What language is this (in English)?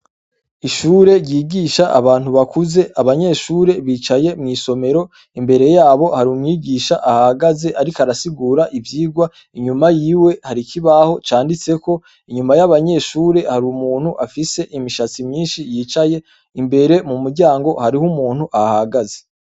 Rundi